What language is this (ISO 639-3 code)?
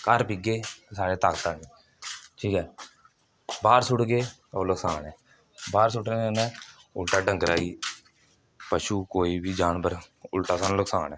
doi